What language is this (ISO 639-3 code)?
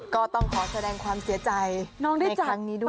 tha